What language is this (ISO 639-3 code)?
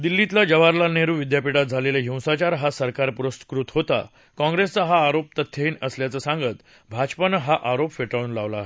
mar